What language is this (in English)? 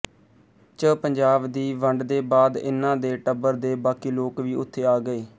Punjabi